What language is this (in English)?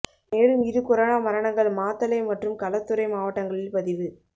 Tamil